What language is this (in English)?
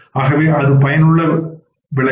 Tamil